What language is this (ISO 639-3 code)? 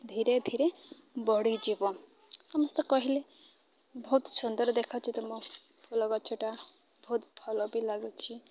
ori